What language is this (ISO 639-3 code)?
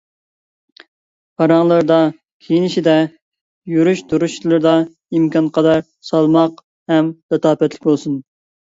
uig